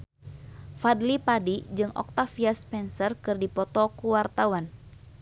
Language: Sundanese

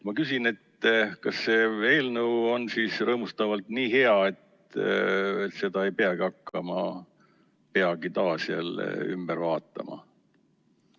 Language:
Estonian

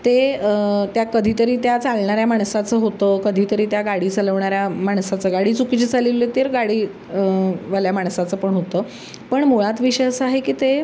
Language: Marathi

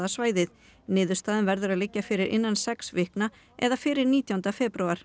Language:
Icelandic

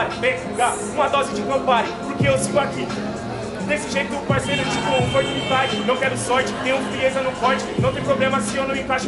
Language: Portuguese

